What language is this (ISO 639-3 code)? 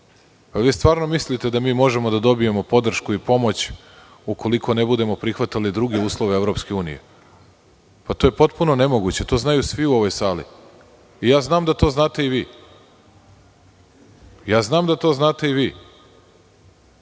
srp